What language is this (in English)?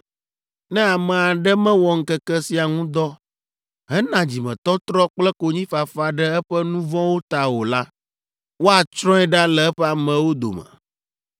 Ewe